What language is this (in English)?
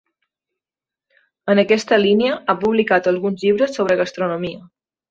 Catalan